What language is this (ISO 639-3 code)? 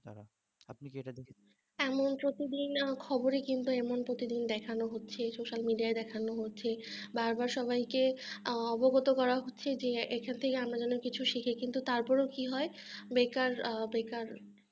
ben